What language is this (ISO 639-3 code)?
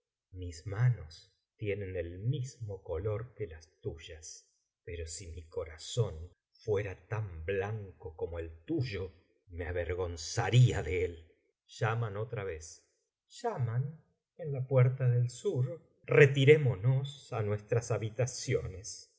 spa